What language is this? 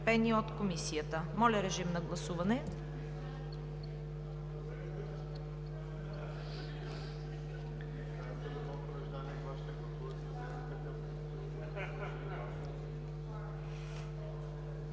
Bulgarian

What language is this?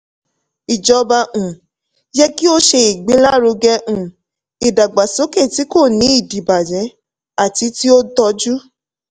Yoruba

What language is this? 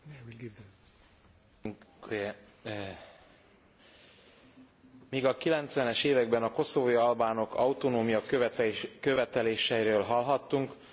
Hungarian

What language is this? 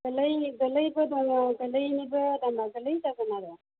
Bodo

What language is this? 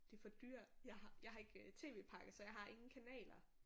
Danish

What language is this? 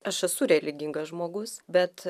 Lithuanian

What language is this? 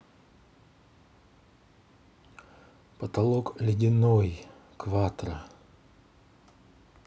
Russian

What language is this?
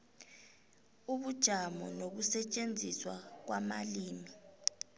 South Ndebele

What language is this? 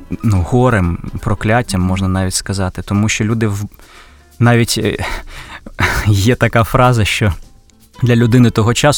Ukrainian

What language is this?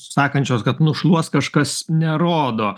Lithuanian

